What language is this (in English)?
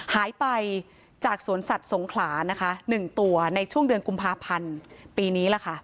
Thai